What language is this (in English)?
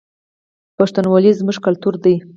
Pashto